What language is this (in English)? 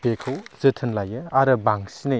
Bodo